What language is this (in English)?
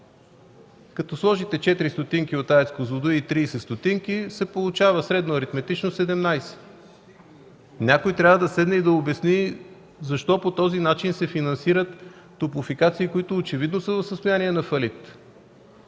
Bulgarian